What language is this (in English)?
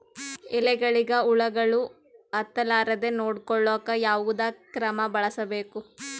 Kannada